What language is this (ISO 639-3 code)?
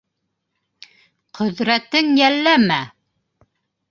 bak